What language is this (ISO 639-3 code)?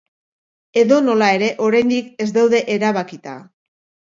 eus